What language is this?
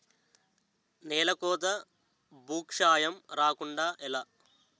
Telugu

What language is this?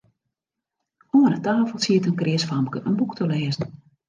Western Frisian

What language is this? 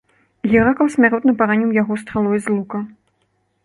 Belarusian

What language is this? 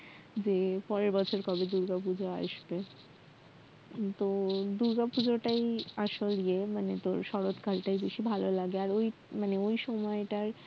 Bangla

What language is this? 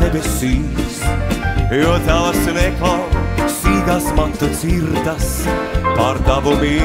Latvian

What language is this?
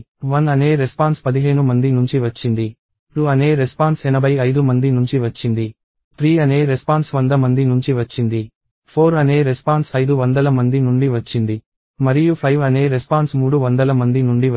Telugu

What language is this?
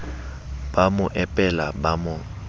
Southern Sotho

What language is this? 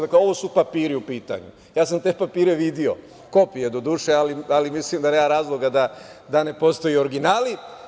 Serbian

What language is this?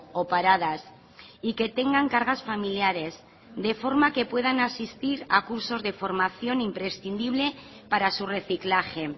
Spanish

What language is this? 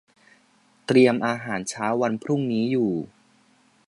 Thai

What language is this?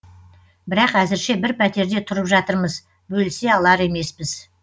Kazakh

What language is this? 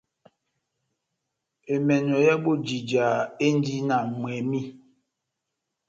Batanga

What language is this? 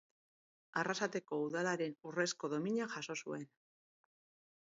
Basque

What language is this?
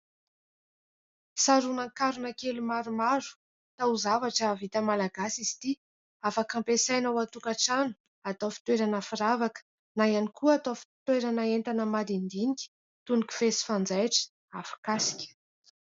Malagasy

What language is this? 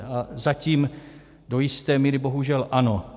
Czech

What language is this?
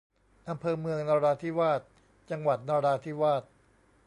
Thai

